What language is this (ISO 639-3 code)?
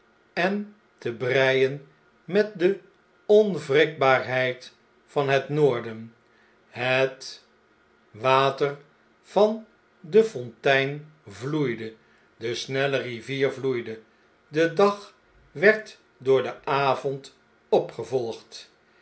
nld